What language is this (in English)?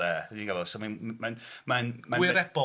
Welsh